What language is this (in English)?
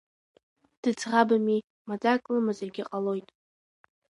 Abkhazian